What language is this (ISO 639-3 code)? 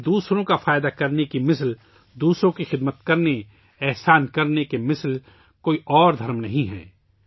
urd